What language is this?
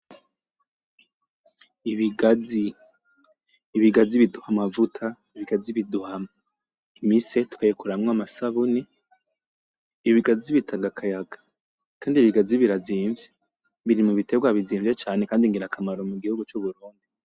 Rundi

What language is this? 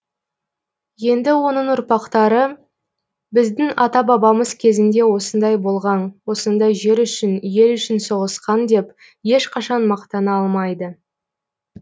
Kazakh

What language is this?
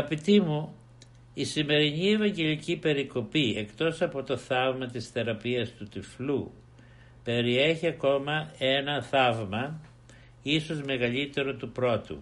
Greek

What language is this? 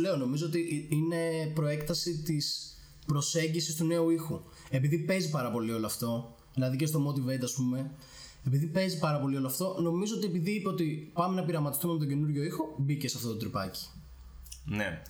Greek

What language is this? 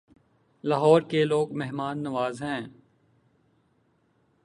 Urdu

